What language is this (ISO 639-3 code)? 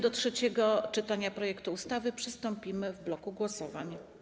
pol